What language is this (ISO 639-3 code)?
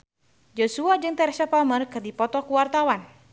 sun